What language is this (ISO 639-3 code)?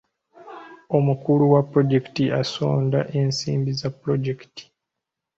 lug